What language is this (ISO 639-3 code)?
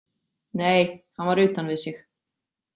isl